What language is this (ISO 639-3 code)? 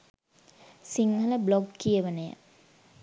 sin